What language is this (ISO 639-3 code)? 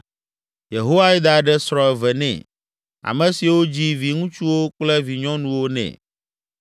ewe